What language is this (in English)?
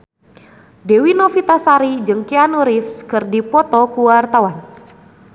Sundanese